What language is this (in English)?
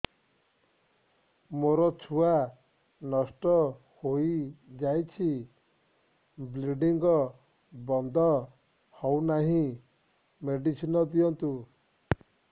Odia